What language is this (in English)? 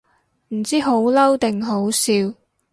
Cantonese